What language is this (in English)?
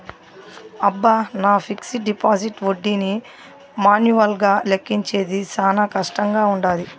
Telugu